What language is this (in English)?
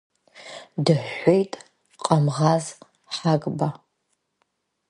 Abkhazian